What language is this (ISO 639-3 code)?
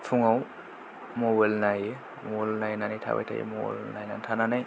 brx